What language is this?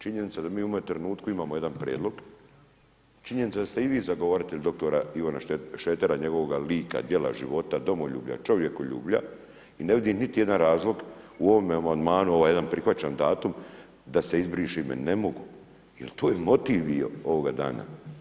Croatian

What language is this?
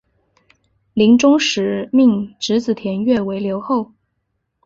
Chinese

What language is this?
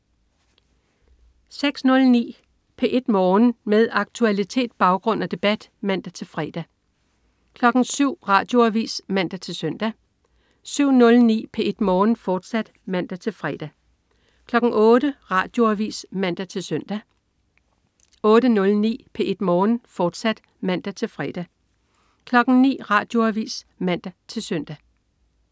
Danish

